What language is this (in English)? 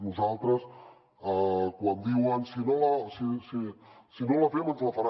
Catalan